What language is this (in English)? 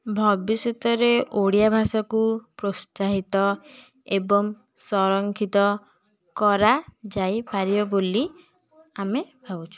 Odia